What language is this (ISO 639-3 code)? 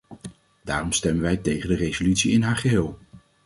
nld